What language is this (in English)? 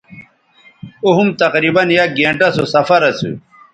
Bateri